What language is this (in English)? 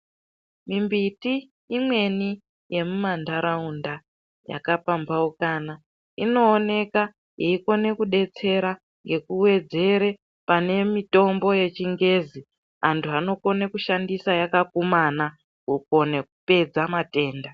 Ndau